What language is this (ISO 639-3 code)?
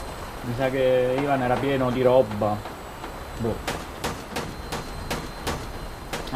ita